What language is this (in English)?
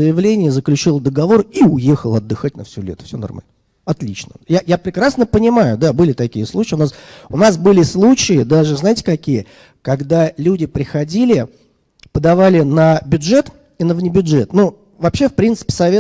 Russian